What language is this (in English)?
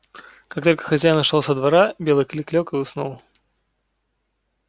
Russian